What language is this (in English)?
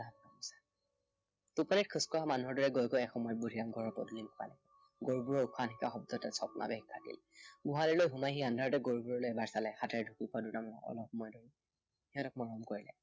Assamese